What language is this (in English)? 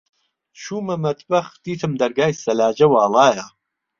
Central Kurdish